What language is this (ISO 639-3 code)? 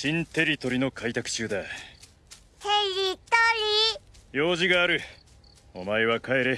jpn